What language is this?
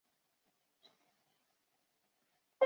Chinese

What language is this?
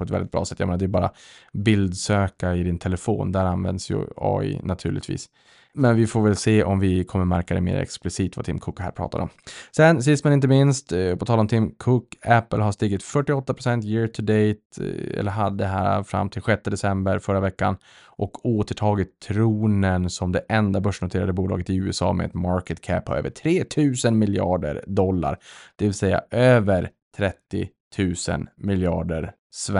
Swedish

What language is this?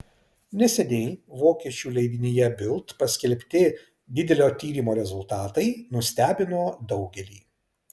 Lithuanian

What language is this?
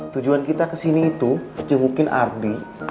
Indonesian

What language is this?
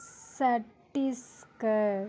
Tamil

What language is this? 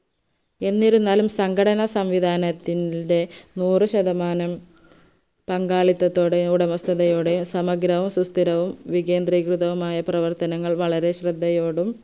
Malayalam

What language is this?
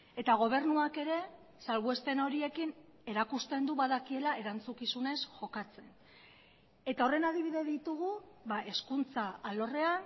Basque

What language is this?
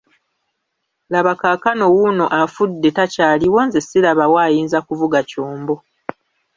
Ganda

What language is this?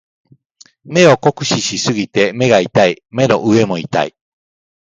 Japanese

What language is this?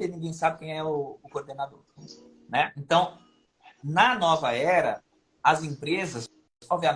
Portuguese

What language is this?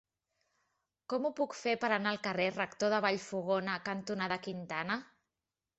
Catalan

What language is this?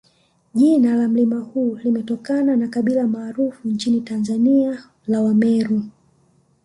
Swahili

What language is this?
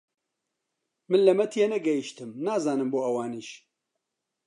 Central Kurdish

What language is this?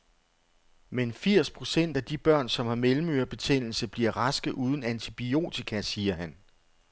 Danish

